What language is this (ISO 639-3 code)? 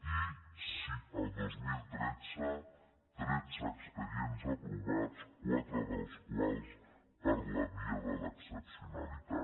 cat